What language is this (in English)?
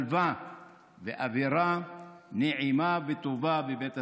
Hebrew